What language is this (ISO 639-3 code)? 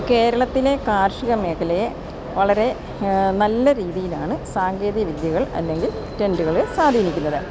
mal